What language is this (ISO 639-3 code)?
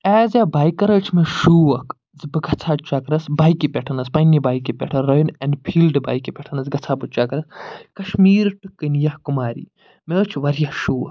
kas